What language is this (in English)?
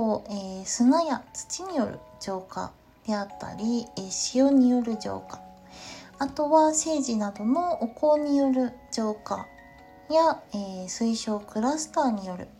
Japanese